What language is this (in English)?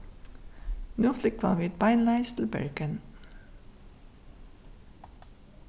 Faroese